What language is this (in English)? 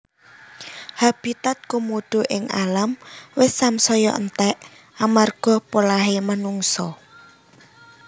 Javanese